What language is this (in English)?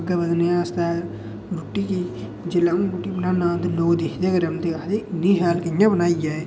Dogri